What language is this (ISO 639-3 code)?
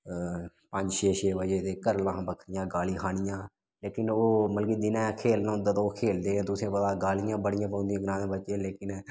doi